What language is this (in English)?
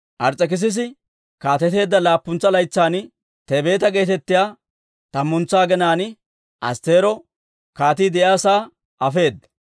Dawro